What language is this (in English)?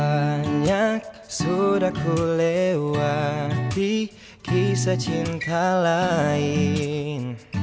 Indonesian